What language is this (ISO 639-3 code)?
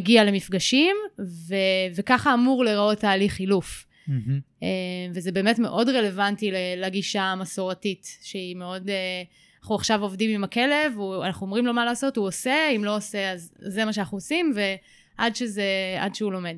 heb